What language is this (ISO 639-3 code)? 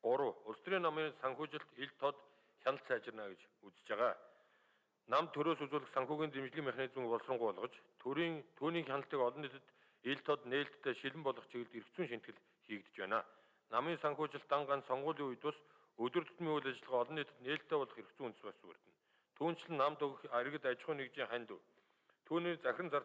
kor